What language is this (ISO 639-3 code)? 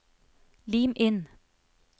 nor